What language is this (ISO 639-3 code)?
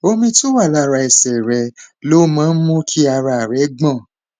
yor